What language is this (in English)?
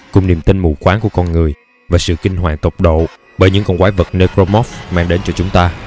Vietnamese